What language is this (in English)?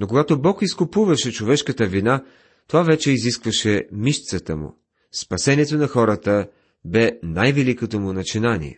Bulgarian